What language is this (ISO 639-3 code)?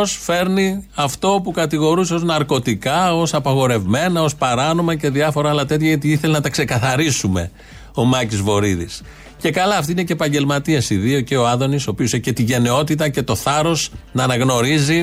ell